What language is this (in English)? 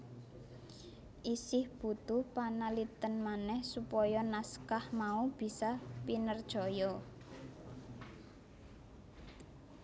Javanese